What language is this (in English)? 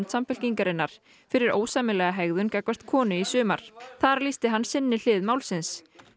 Icelandic